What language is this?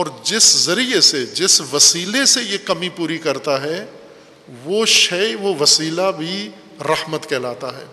Urdu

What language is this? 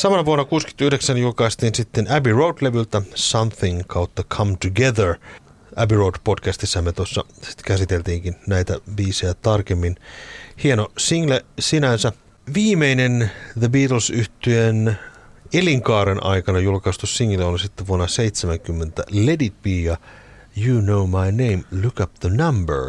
Finnish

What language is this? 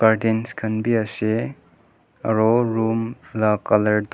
Naga Pidgin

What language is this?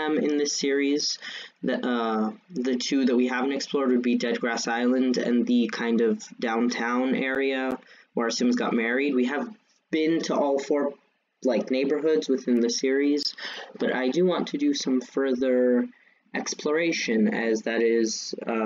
English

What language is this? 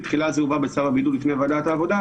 Hebrew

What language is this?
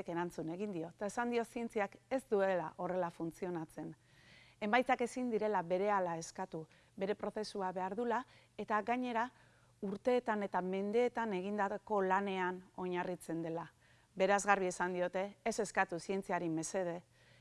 Basque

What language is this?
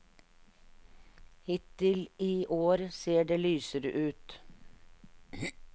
Norwegian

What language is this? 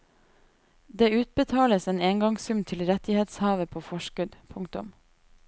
Norwegian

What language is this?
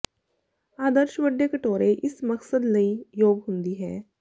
Punjabi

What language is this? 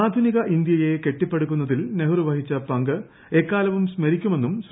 Malayalam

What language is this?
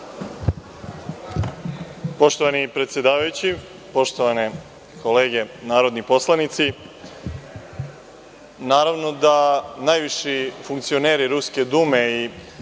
Serbian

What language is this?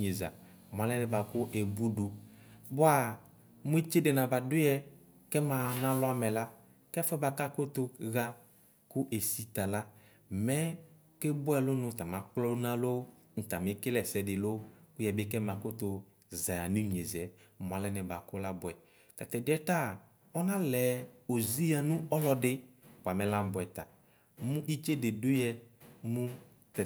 Ikposo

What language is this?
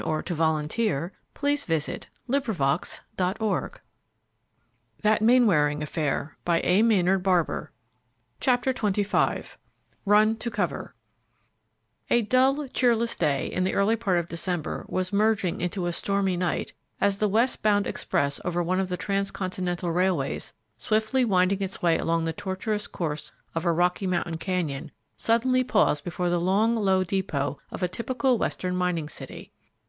English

